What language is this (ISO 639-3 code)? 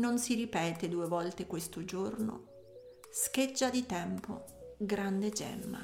ita